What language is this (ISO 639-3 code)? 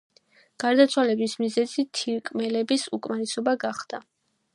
kat